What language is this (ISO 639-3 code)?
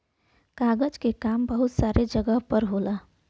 bho